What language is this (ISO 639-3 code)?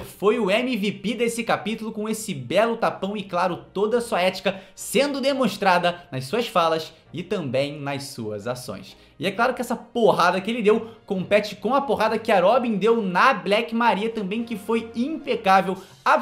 por